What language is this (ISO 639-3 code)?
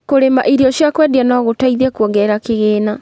kik